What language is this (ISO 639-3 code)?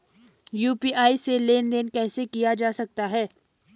hin